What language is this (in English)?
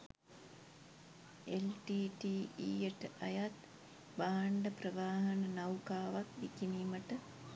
Sinhala